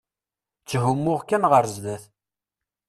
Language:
Kabyle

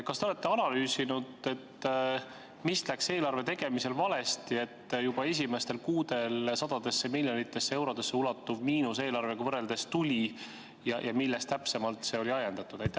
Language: Estonian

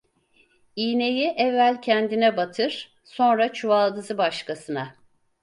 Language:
Turkish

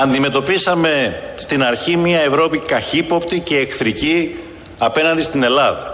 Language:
Greek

